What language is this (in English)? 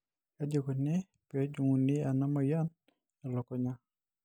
Masai